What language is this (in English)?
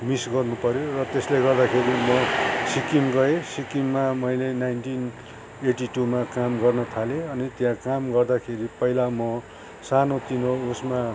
Nepali